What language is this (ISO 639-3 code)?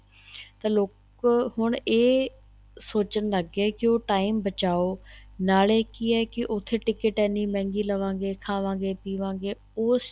pan